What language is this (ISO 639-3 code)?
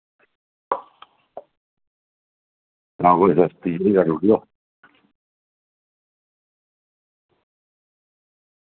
doi